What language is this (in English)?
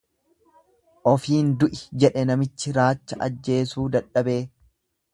Oromo